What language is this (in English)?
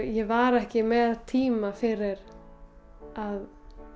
Icelandic